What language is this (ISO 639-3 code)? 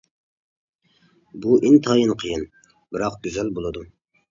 uig